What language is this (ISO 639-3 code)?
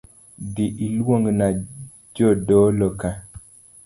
luo